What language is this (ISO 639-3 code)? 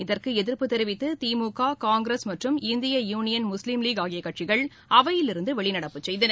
tam